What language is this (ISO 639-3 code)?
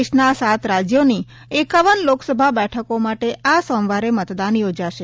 guj